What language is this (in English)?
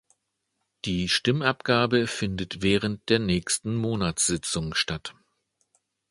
German